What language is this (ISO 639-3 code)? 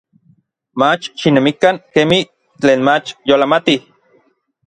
nlv